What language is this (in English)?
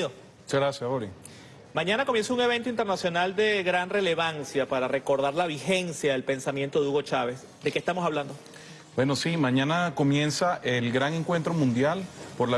Spanish